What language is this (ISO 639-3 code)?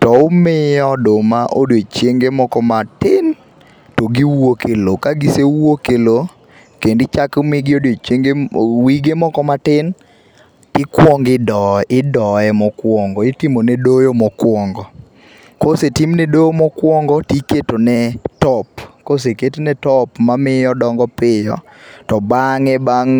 luo